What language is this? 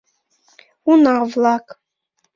Mari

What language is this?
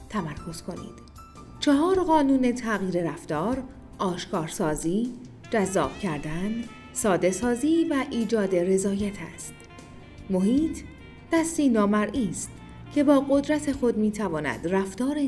Persian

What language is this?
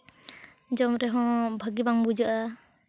Santali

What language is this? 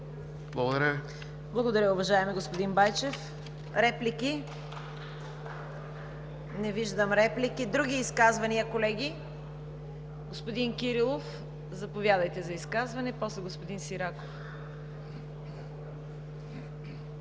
Bulgarian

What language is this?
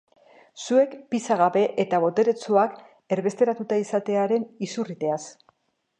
Basque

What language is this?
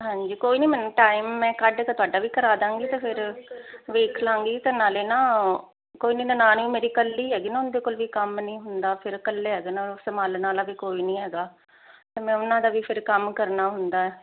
Punjabi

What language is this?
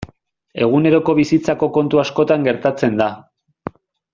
Basque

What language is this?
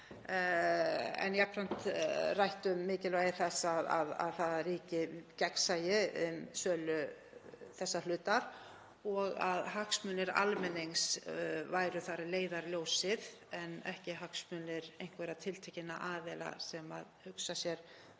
Icelandic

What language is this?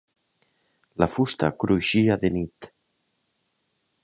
Catalan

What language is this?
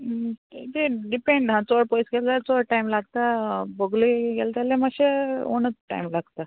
Konkani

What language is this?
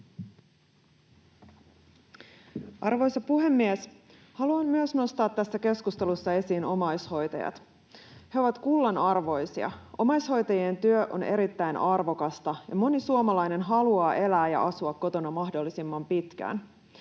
Finnish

